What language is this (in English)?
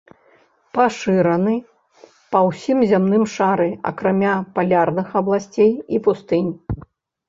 Belarusian